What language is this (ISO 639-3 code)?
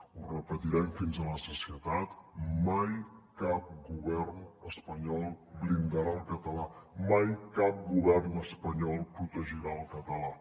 cat